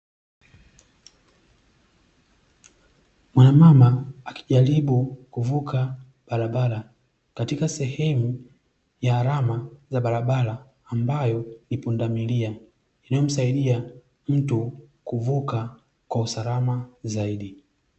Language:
Swahili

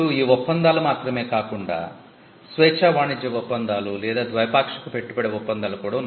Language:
Telugu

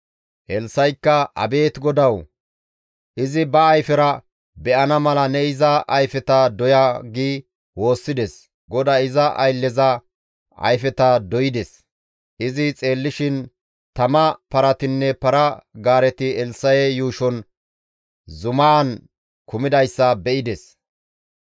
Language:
Gamo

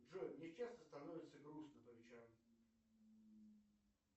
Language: Russian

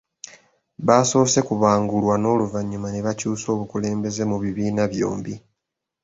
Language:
Ganda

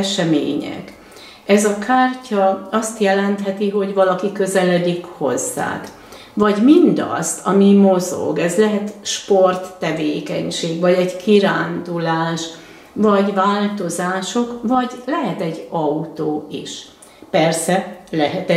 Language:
Hungarian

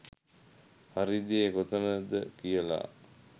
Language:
Sinhala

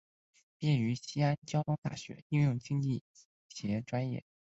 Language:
Chinese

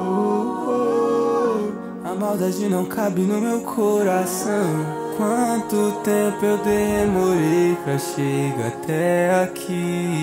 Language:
Portuguese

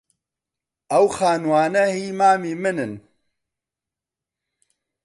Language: Central Kurdish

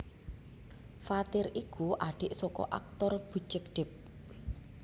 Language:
Javanese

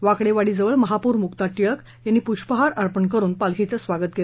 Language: Marathi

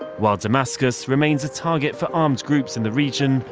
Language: English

